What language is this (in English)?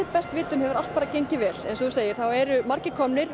Icelandic